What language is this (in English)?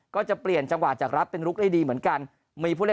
Thai